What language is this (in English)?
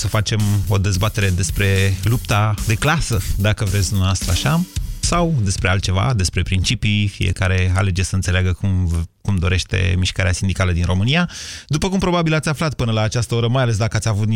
Romanian